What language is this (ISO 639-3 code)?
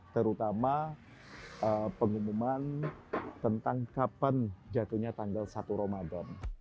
ind